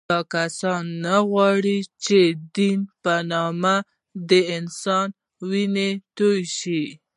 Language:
Pashto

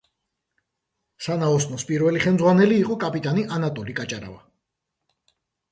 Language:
Georgian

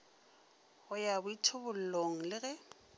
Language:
Northern Sotho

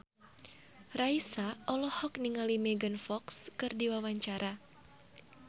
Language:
Sundanese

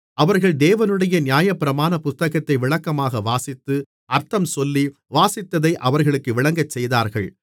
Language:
Tamil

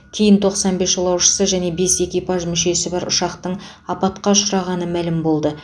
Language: Kazakh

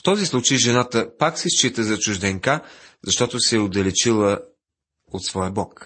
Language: Bulgarian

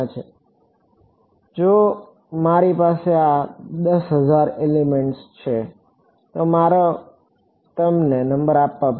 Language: Gujarati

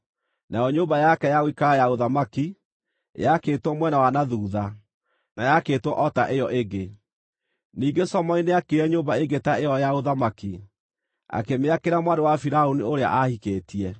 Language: Kikuyu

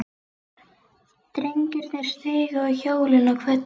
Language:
Icelandic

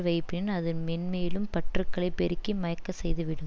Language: Tamil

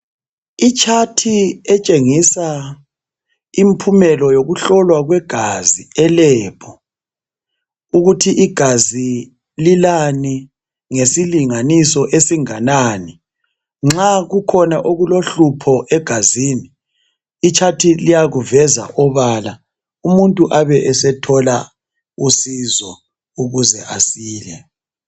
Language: North Ndebele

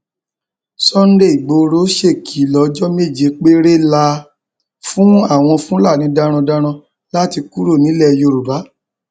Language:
Yoruba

